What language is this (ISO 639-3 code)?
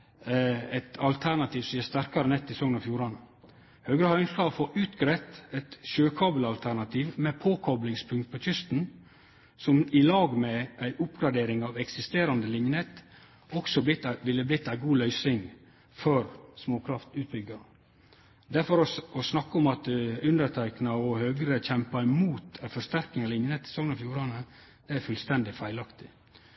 nno